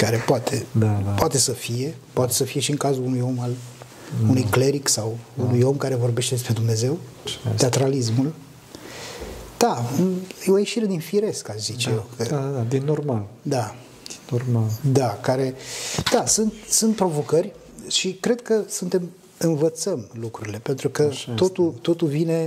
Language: Romanian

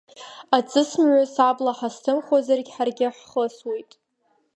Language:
Abkhazian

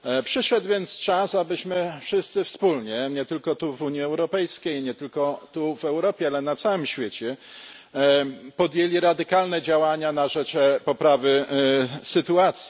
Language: Polish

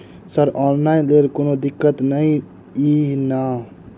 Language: Maithili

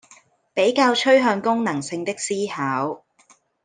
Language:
Chinese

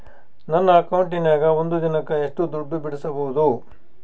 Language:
Kannada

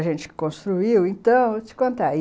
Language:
Portuguese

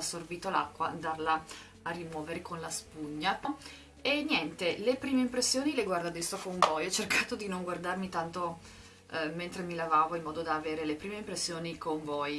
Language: Italian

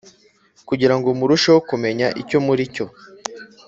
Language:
Kinyarwanda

